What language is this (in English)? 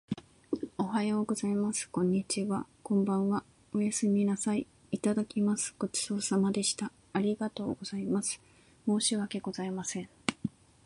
Japanese